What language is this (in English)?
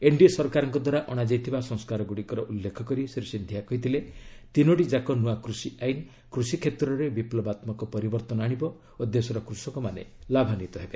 Odia